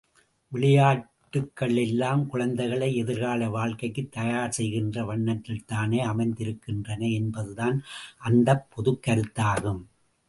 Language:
Tamil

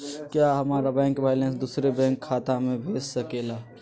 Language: Magahi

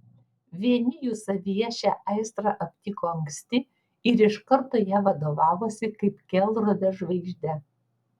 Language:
Lithuanian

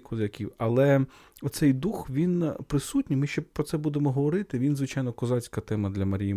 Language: Ukrainian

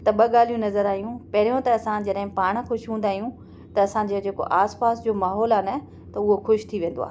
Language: Sindhi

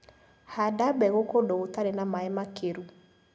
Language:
Kikuyu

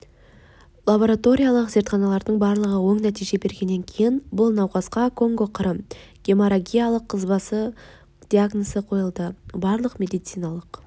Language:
Kazakh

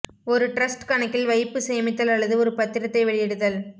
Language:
Tamil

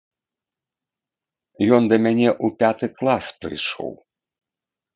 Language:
Belarusian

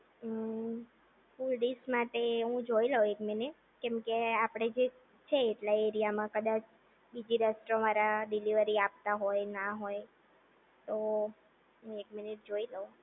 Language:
Gujarati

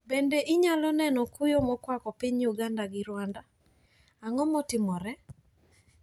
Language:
Luo (Kenya and Tanzania)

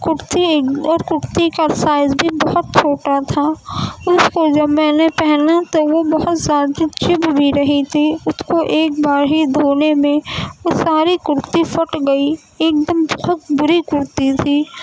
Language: Urdu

